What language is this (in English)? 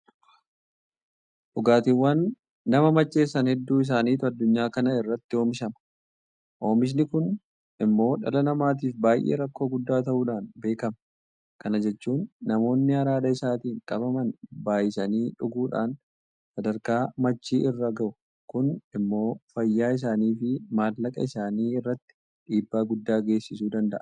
Oromo